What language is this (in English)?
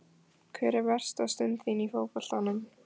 Icelandic